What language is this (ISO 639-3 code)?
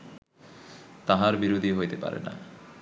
ben